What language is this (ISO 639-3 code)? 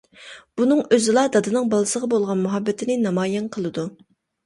uig